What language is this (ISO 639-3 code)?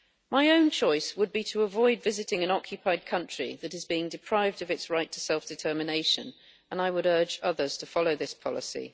eng